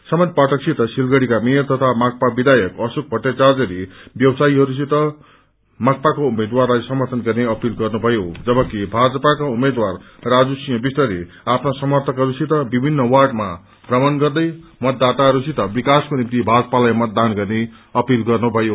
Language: Nepali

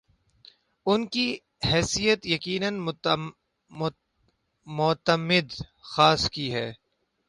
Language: Urdu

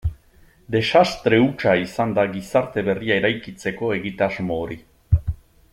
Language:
Basque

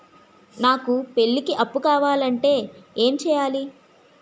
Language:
Telugu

